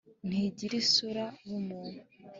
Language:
Kinyarwanda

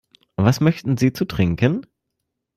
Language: German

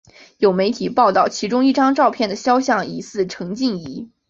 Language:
Chinese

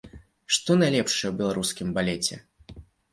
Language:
Belarusian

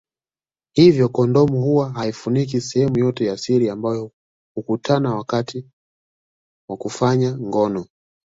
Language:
Swahili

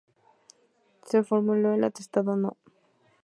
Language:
Spanish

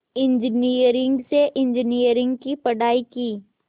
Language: Hindi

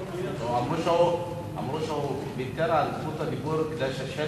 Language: Hebrew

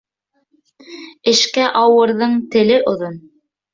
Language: Bashkir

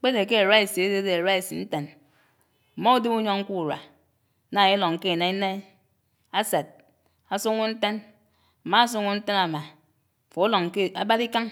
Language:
Anaang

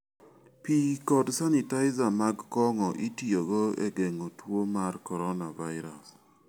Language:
Luo (Kenya and Tanzania)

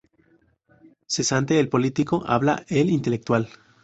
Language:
Spanish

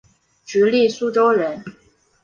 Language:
Chinese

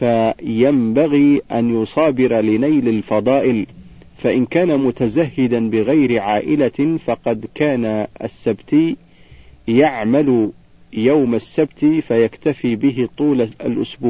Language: Arabic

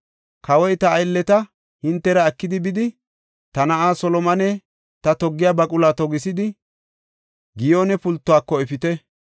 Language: Gofa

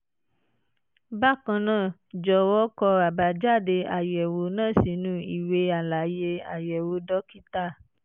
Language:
Yoruba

